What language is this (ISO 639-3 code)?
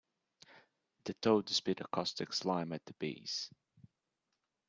eng